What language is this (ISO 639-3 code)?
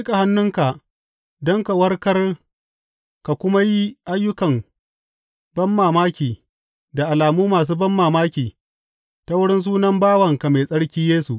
hau